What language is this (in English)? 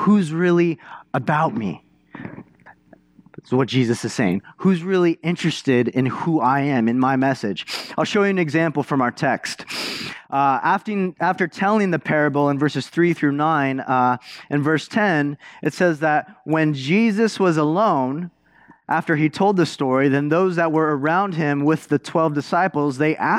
English